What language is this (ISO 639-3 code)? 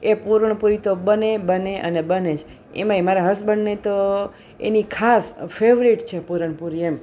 guj